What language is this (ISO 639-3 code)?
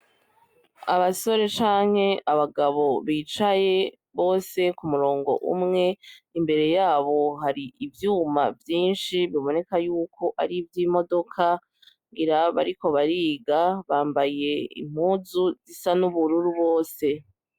run